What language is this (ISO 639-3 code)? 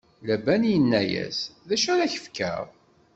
kab